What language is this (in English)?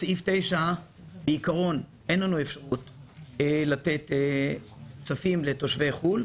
Hebrew